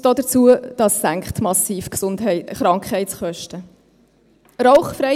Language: Swiss German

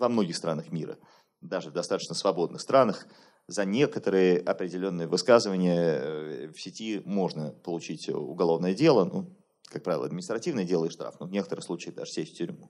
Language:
Russian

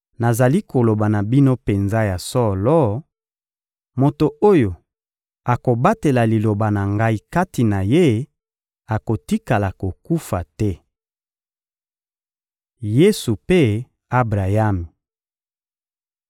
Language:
Lingala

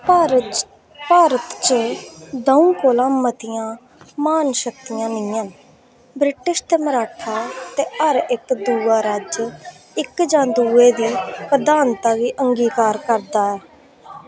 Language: Dogri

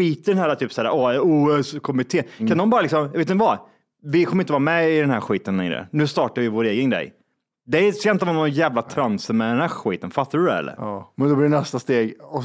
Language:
Swedish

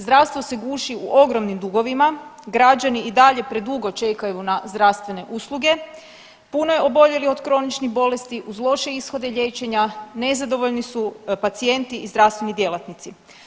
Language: Croatian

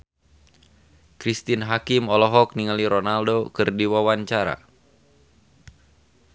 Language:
Sundanese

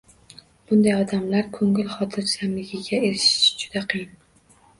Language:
Uzbek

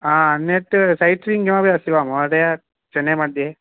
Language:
Sanskrit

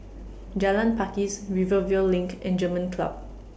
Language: English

